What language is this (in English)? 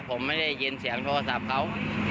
Thai